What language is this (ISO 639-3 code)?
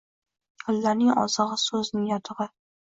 uzb